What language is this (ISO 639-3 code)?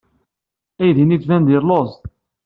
kab